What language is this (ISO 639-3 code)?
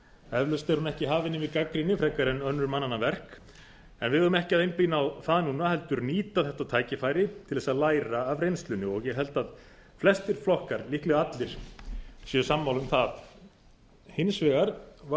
isl